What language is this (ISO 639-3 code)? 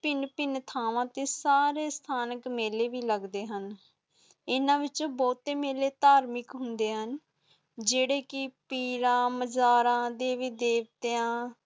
pan